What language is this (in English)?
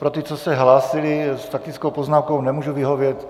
Czech